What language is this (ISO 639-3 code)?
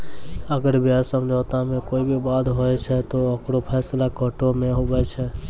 mai